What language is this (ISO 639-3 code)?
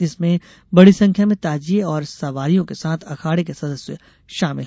hin